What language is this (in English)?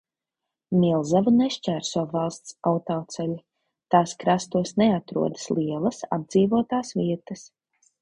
Latvian